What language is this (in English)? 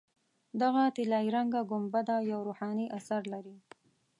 Pashto